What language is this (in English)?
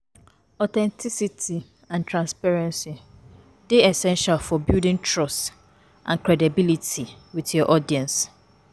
Nigerian Pidgin